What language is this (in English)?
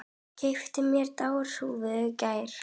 Icelandic